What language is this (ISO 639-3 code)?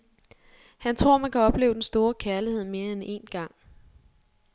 dan